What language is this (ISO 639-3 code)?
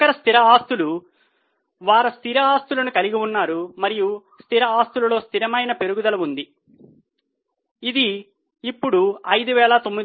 tel